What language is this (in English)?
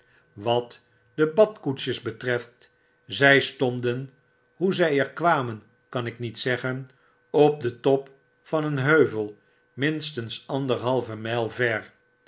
Dutch